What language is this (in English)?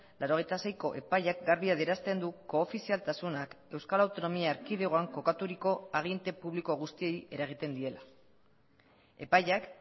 Basque